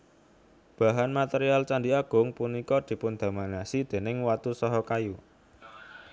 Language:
Javanese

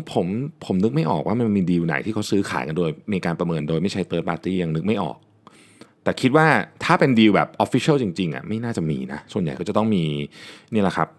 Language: Thai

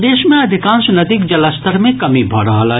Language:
Maithili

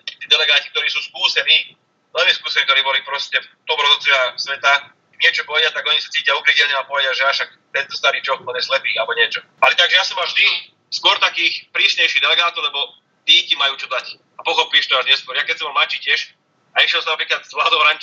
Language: Slovak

